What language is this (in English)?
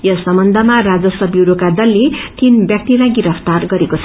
Nepali